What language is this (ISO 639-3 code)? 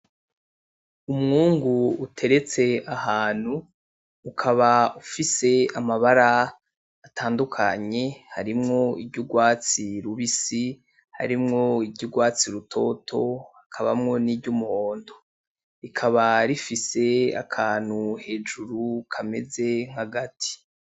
run